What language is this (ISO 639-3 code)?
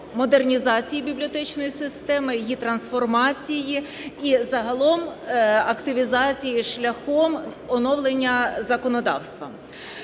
ukr